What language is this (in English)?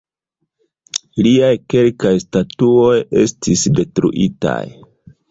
Esperanto